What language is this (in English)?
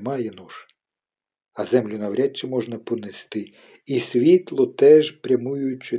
Ukrainian